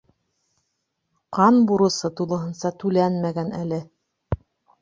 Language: Bashkir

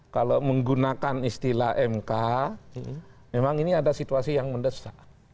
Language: Indonesian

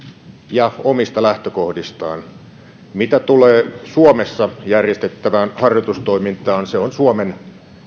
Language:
Finnish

